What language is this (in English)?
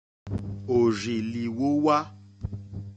Mokpwe